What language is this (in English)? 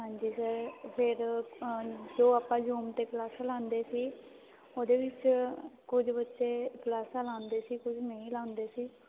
Punjabi